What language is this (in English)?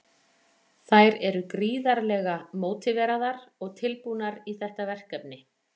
Icelandic